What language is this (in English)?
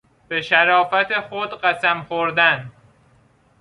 Persian